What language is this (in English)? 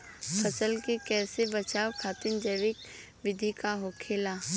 Bhojpuri